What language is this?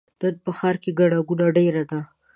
Pashto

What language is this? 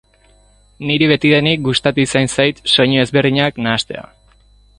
Basque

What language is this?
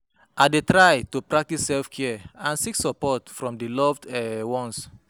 Nigerian Pidgin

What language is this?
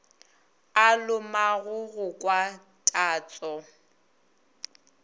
Northern Sotho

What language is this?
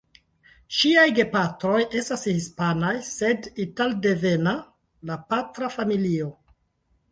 Esperanto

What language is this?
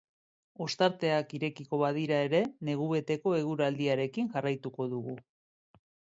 Basque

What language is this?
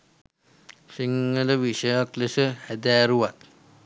Sinhala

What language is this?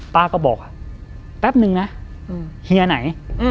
Thai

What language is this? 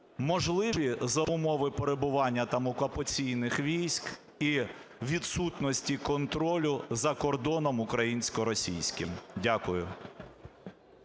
Ukrainian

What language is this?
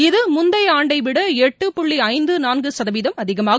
Tamil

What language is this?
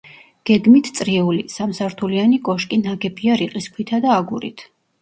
Georgian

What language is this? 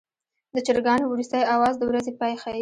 Pashto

